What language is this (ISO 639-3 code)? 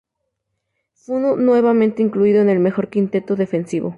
spa